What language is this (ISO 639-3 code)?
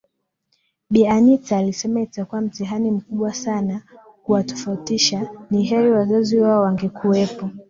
swa